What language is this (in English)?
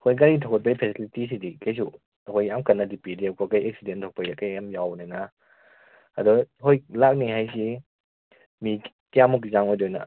Manipuri